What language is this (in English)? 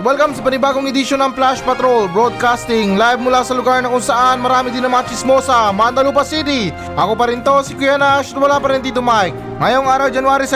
Filipino